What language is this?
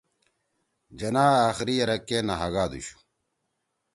Torwali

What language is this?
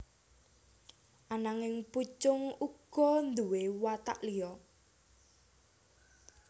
Javanese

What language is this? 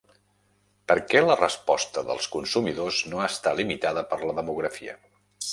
Catalan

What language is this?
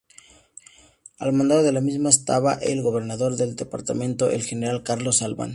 Spanish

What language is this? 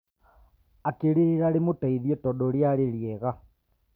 Kikuyu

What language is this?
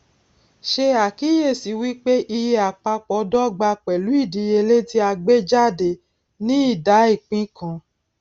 Yoruba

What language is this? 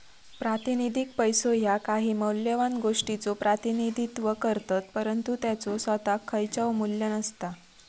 Marathi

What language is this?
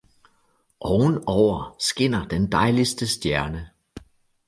Danish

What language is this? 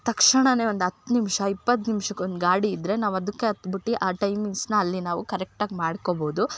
Kannada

